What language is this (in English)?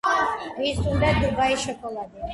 Georgian